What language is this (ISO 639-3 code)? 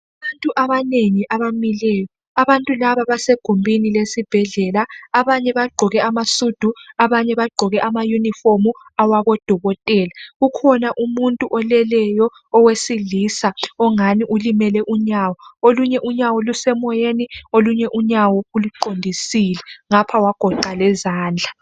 nde